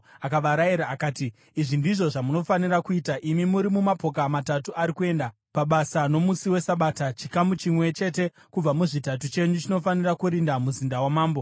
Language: Shona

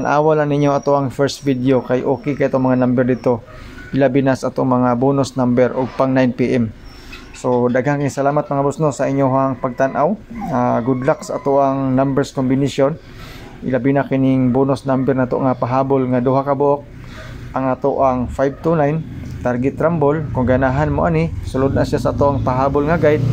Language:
Filipino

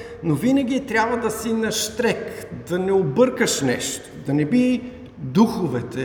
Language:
Bulgarian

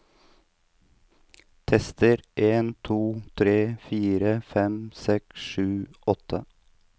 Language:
Norwegian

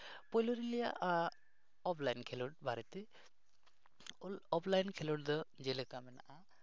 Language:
Santali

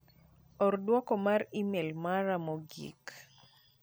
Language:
Luo (Kenya and Tanzania)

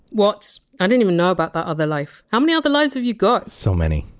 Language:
English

